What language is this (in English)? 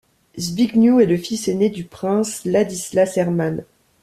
French